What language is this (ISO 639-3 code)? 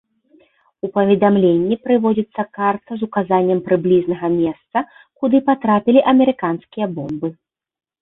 bel